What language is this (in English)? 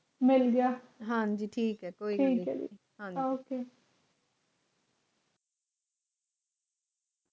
Punjabi